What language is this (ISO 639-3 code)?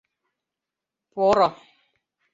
chm